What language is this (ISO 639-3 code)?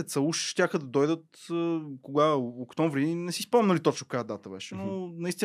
bul